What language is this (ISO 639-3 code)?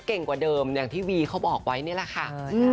tha